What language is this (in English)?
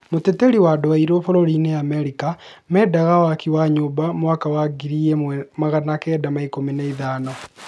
Kikuyu